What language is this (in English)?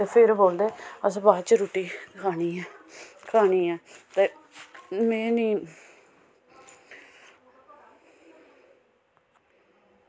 Dogri